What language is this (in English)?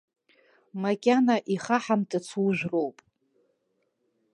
Abkhazian